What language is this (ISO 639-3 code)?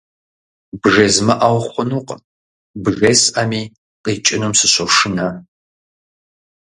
kbd